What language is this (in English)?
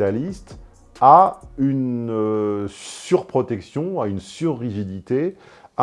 French